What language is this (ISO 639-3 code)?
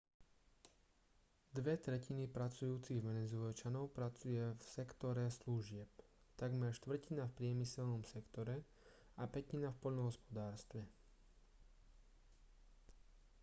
slk